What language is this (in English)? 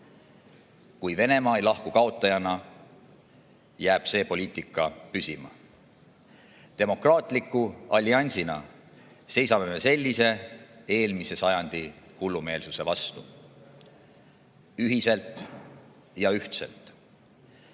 Estonian